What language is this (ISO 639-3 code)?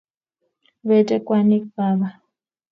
kln